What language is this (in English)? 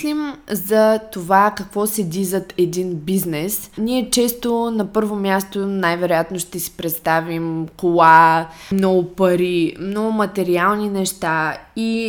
Bulgarian